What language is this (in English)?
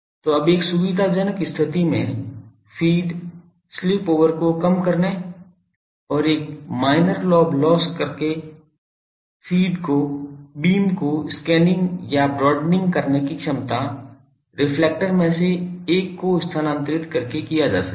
Hindi